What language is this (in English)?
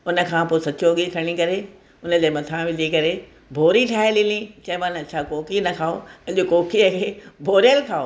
Sindhi